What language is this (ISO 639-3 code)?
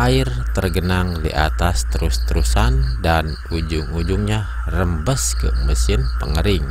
ind